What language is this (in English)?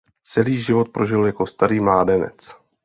Czech